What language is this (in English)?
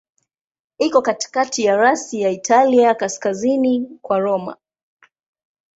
Swahili